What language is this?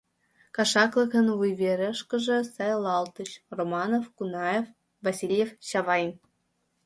Mari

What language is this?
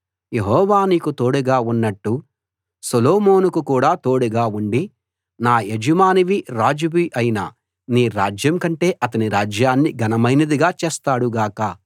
Telugu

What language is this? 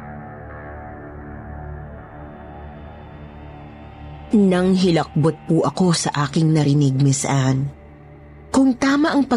Filipino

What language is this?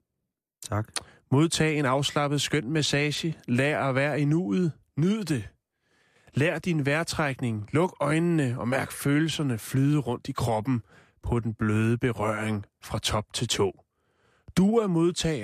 Danish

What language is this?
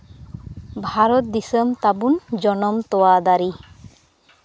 Santali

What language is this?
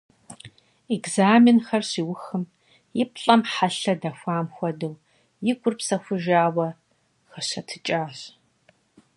Kabardian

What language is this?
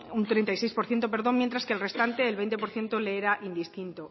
Spanish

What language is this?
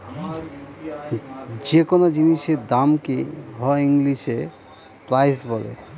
Bangla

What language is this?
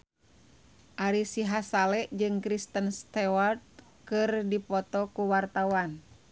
Sundanese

